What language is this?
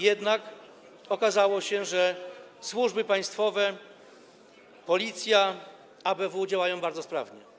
Polish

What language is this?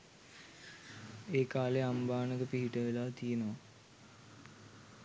Sinhala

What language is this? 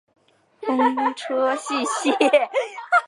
Chinese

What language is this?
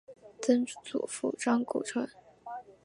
Chinese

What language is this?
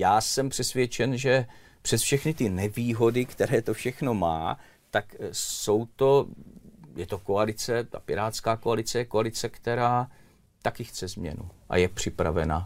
Czech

